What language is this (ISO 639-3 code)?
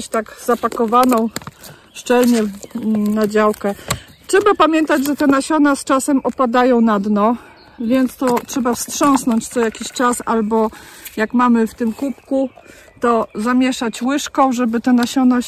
pol